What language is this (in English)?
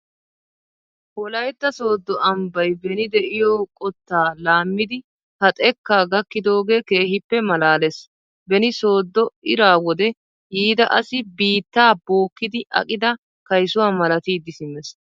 Wolaytta